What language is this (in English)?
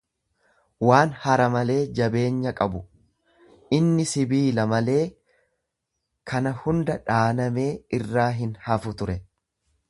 Oromo